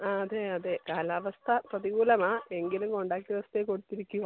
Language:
Malayalam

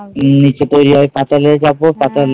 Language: Bangla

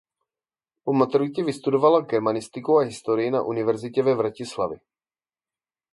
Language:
Czech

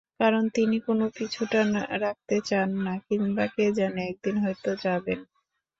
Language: Bangla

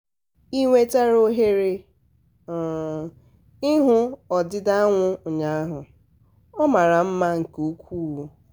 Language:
Igbo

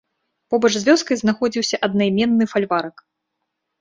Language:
Belarusian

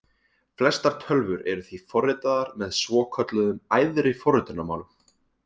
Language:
Icelandic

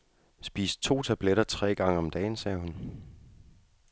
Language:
Danish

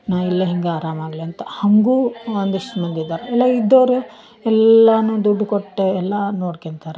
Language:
Kannada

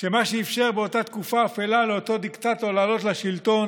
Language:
Hebrew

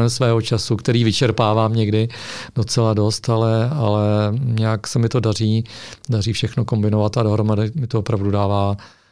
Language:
Czech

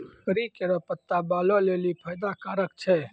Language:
Maithili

